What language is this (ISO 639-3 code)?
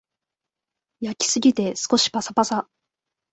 jpn